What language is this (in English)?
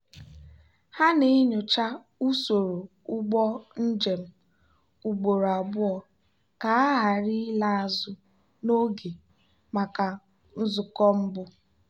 Igbo